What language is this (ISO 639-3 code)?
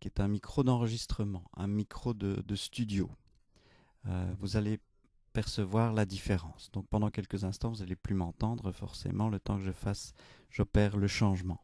fra